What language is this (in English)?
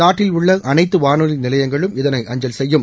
Tamil